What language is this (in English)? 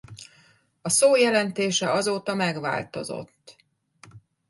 Hungarian